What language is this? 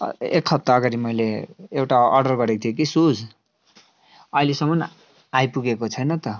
Nepali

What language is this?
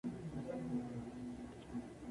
Spanish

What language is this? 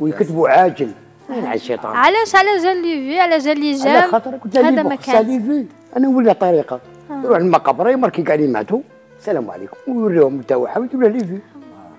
Arabic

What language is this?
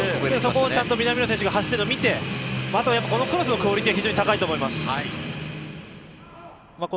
Japanese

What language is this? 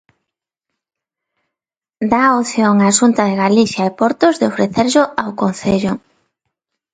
Galician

